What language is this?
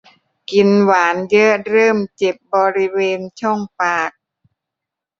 Thai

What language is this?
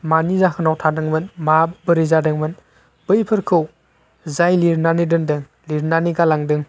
Bodo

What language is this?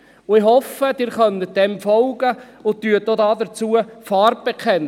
Swiss German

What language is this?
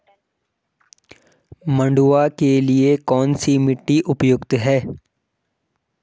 Hindi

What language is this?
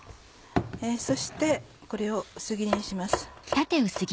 Japanese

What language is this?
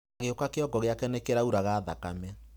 Kikuyu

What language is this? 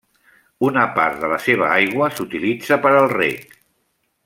Catalan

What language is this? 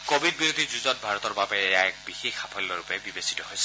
Assamese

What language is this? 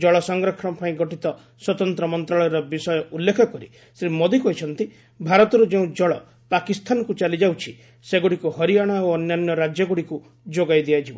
Odia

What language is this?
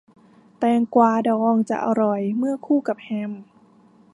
Thai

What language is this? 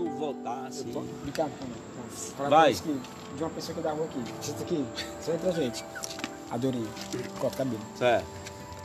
Portuguese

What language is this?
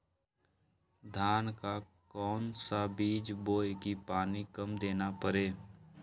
Magahi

